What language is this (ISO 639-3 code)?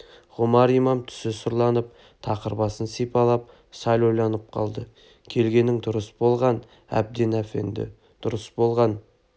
kaz